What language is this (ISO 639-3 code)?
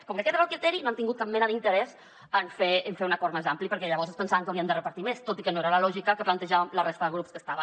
cat